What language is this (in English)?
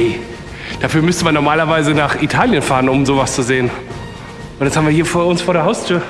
German